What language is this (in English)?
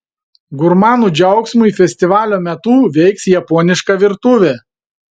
Lithuanian